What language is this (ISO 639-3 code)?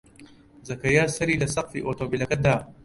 ckb